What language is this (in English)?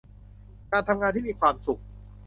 Thai